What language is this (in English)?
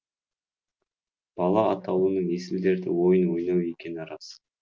Kazakh